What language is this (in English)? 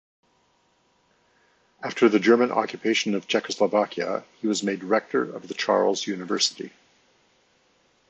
English